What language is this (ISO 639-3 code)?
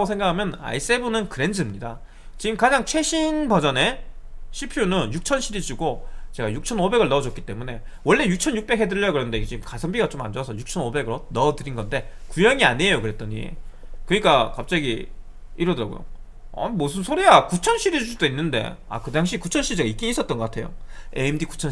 kor